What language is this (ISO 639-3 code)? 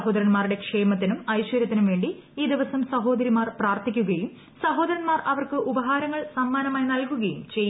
mal